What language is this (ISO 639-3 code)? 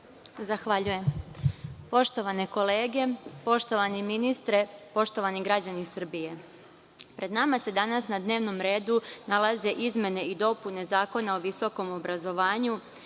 srp